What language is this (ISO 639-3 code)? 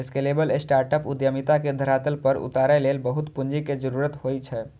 mai